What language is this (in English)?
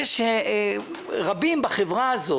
Hebrew